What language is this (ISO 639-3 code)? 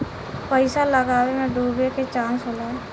bho